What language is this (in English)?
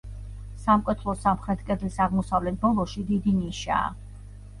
Georgian